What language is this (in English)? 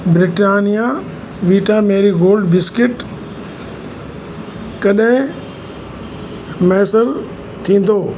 Sindhi